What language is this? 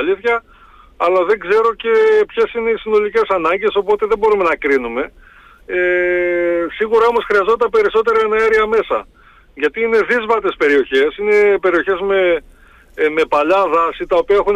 Greek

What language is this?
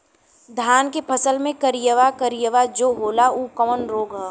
Bhojpuri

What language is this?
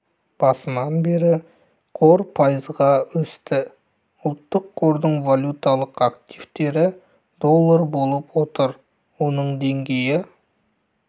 Kazakh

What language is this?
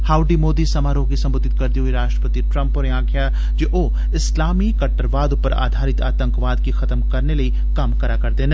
Dogri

